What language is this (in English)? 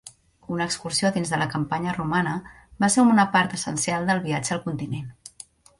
Catalan